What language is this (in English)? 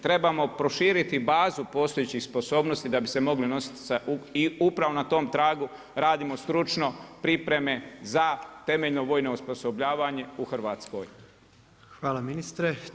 Croatian